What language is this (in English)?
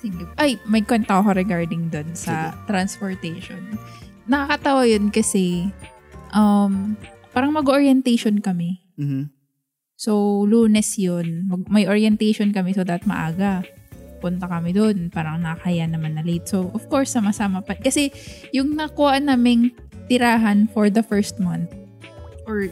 Filipino